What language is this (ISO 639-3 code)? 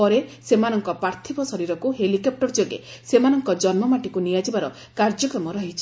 ori